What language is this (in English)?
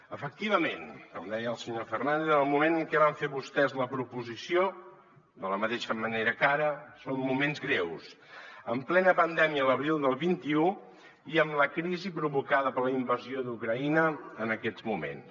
Catalan